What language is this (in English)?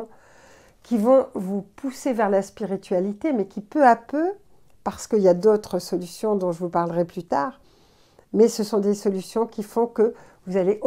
French